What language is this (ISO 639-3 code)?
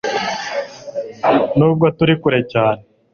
kin